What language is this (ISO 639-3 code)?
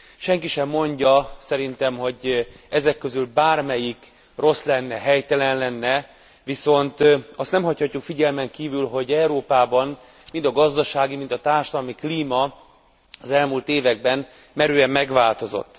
hun